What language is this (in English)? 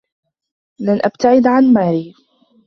Arabic